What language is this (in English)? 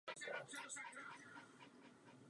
Czech